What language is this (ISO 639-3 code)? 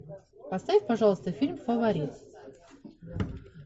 rus